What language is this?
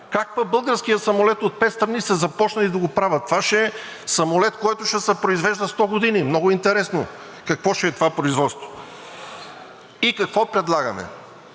Bulgarian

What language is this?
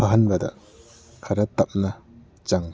Manipuri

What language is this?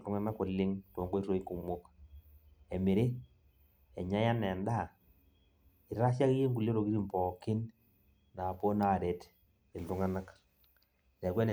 Masai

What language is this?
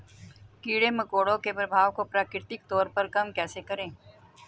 Hindi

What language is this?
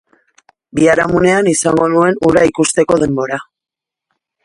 Basque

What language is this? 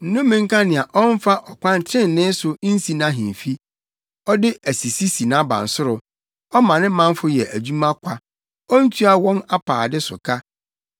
Akan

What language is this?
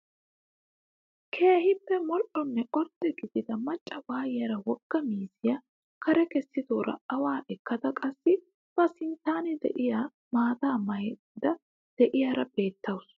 Wolaytta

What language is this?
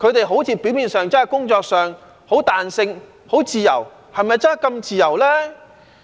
Cantonese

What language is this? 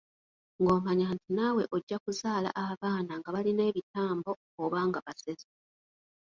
Ganda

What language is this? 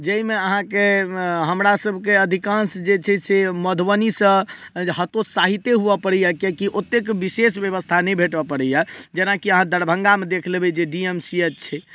Maithili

